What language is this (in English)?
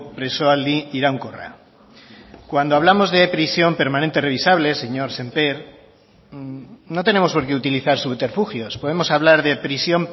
Spanish